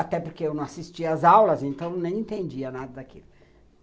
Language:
Portuguese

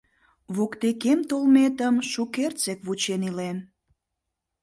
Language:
Mari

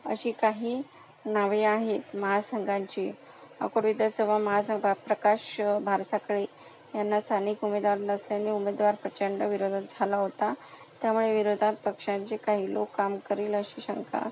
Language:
Marathi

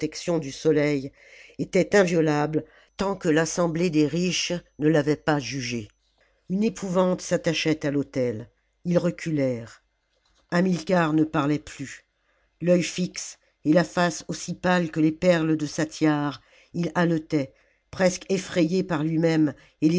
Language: French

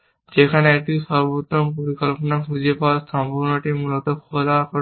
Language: Bangla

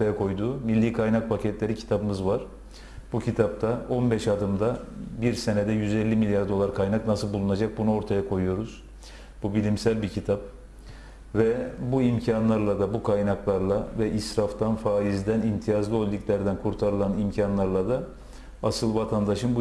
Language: Turkish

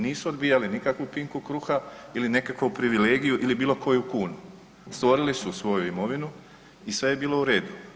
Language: Croatian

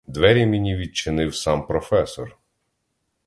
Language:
Ukrainian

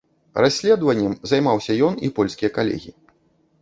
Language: Belarusian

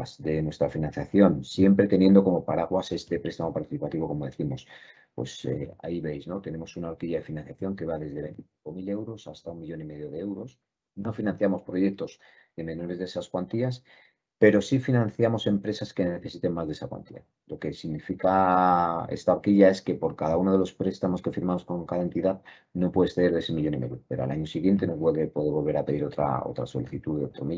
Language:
Spanish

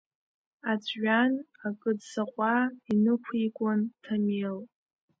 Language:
Abkhazian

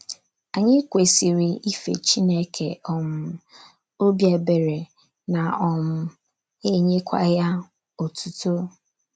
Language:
Igbo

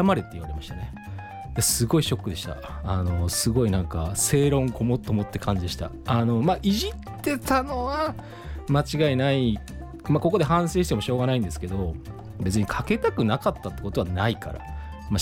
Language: Japanese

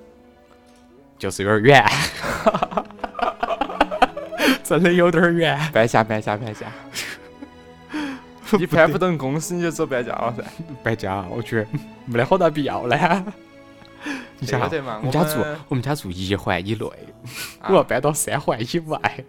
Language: Chinese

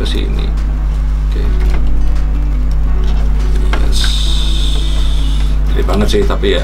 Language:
Indonesian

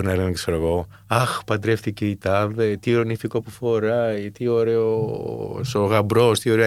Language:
Greek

